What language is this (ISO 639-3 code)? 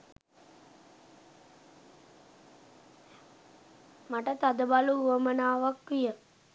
sin